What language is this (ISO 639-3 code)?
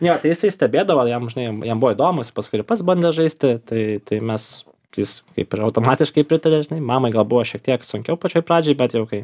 lit